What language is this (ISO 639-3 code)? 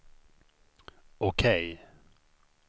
swe